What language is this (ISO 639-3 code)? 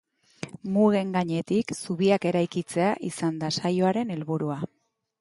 eus